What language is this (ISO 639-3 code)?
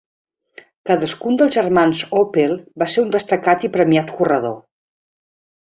cat